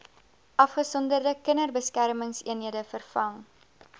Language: Afrikaans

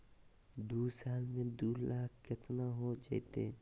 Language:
Magahi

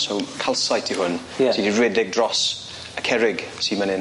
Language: Welsh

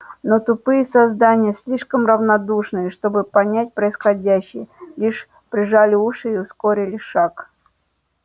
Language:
Russian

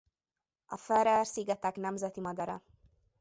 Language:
Hungarian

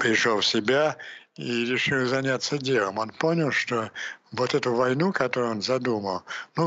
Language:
Russian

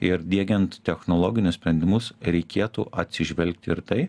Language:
Lithuanian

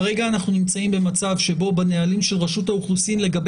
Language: Hebrew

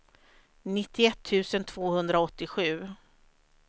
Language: Swedish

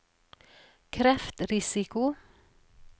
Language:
Norwegian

